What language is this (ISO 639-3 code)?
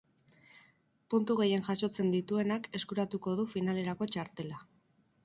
eus